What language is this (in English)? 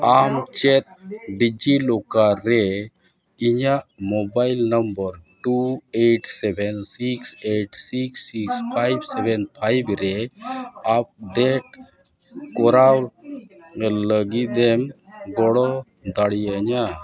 Santali